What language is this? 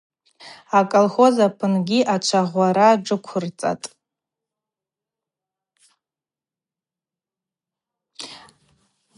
Abaza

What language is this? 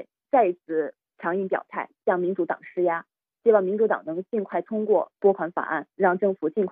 Chinese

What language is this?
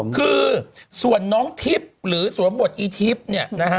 Thai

